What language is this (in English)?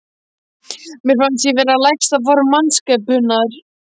Icelandic